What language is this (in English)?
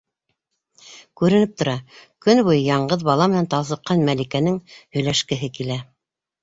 Bashkir